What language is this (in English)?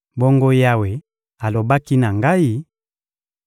Lingala